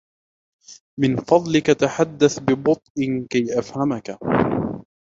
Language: Arabic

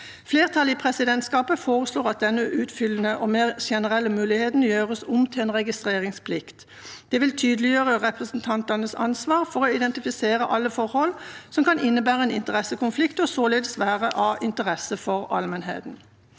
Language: Norwegian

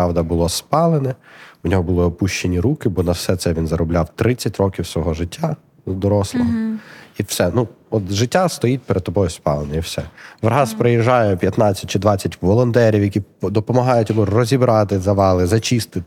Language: Ukrainian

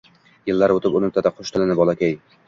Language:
Uzbek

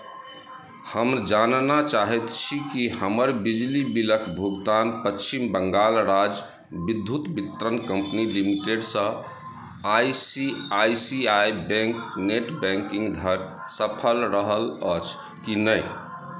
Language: Maithili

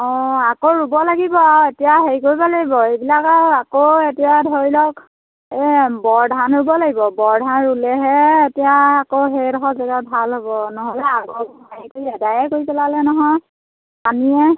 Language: Assamese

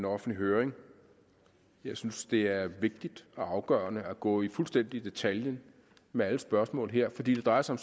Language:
Danish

